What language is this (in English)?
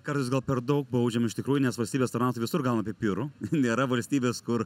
Lithuanian